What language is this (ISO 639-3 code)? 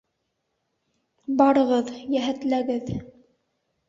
bak